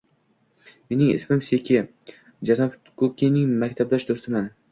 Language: Uzbek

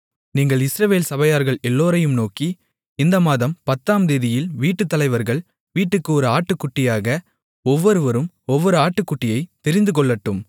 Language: Tamil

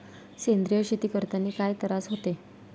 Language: Marathi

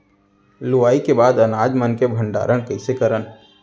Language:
Chhattisgarhi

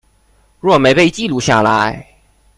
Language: Chinese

